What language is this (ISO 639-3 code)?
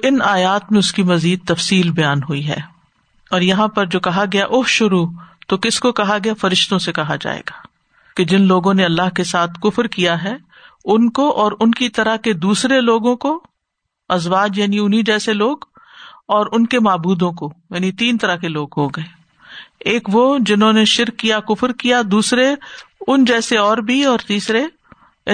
urd